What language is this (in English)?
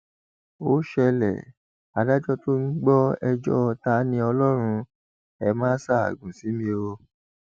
Yoruba